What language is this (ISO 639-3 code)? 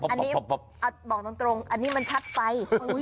tha